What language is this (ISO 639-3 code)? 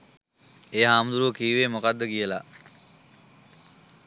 sin